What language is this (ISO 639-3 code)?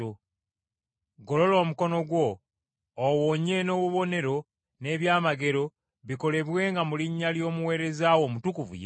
lug